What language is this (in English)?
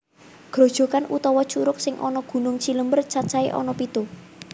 Javanese